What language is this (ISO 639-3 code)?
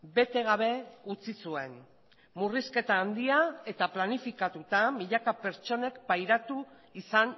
eus